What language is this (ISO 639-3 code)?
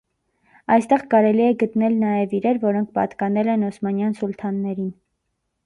hye